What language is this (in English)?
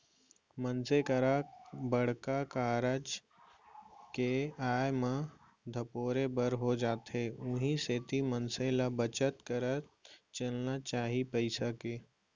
Chhattisgarhi